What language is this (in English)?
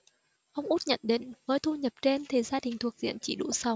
Vietnamese